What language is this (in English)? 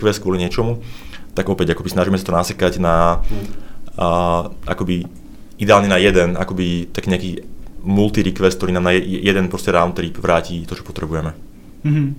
Czech